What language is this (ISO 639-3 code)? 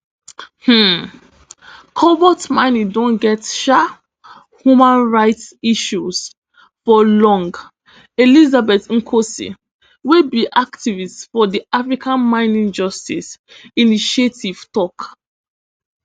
pcm